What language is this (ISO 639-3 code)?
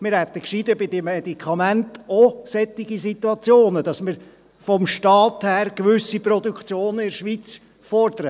gsw